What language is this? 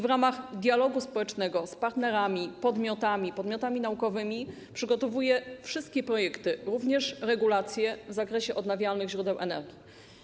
Polish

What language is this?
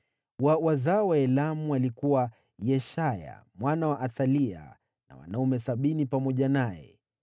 Swahili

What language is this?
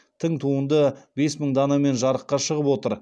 Kazakh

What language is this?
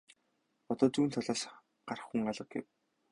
Mongolian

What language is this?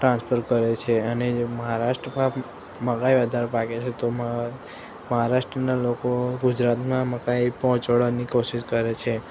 Gujarati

